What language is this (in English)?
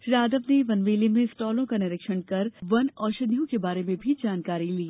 Hindi